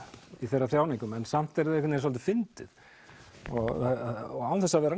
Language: Icelandic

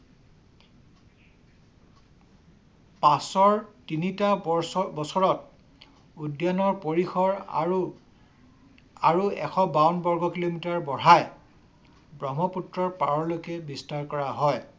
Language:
Assamese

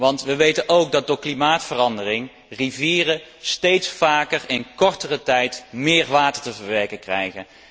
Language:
Dutch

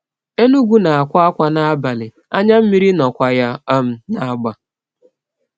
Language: Igbo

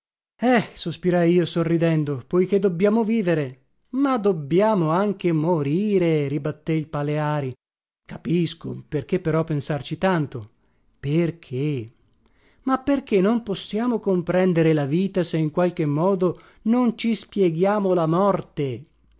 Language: Italian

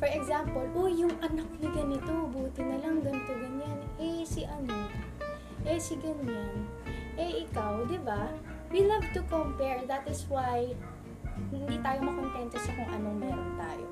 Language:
Filipino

